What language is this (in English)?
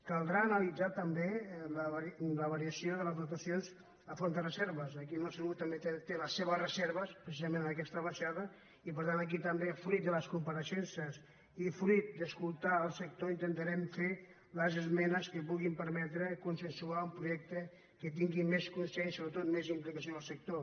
Catalan